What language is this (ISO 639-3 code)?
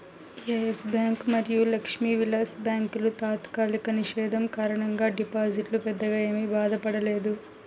tel